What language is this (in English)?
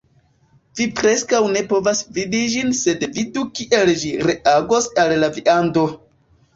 Esperanto